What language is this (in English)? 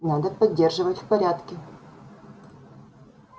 Russian